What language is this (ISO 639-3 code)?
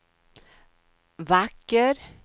swe